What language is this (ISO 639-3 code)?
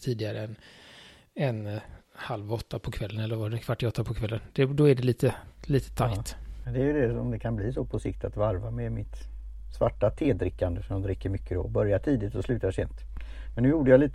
swe